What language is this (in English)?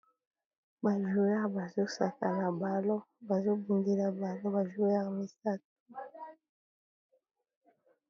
Lingala